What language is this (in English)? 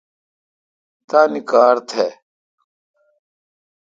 Kalkoti